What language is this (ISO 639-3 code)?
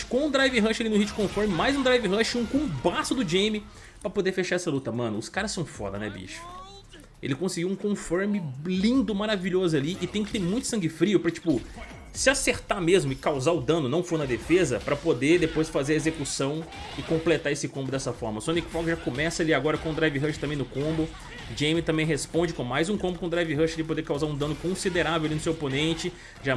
por